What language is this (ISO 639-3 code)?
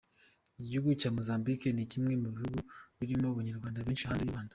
kin